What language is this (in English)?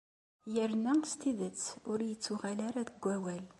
Kabyle